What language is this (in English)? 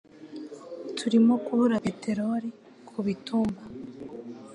Kinyarwanda